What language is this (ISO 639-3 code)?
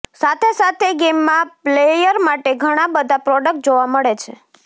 guj